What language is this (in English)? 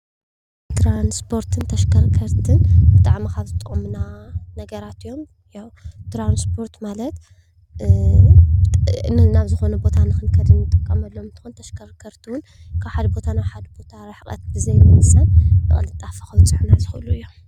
Tigrinya